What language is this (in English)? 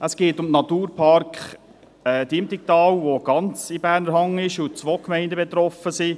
Swiss German